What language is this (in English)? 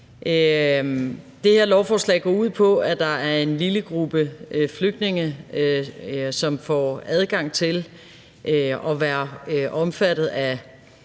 Danish